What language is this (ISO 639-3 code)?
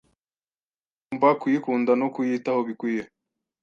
kin